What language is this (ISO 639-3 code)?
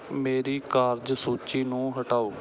pan